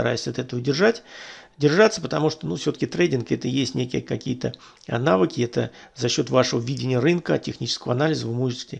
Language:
Russian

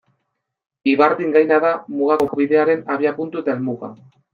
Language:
Basque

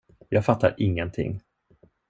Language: Swedish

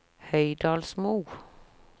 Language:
Norwegian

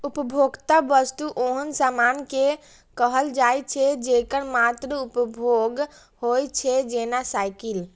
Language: Maithili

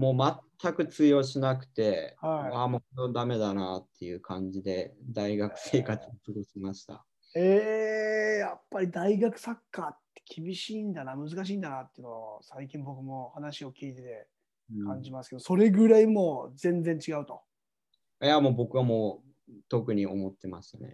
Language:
Japanese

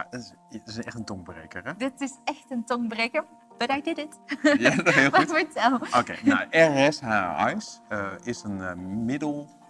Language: Dutch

